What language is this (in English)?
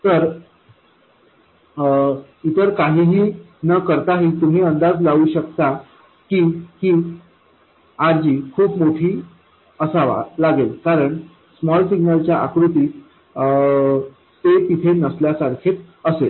Marathi